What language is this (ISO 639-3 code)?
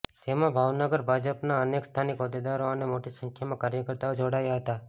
guj